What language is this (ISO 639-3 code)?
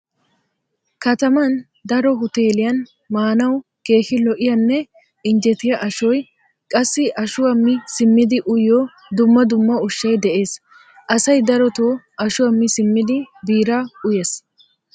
wal